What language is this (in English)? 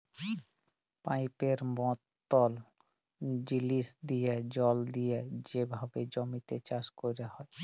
Bangla